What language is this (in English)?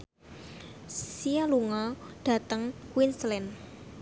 Javanese